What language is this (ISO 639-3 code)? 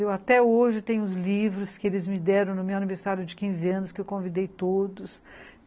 por